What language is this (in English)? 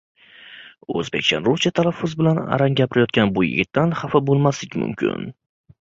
Uzbek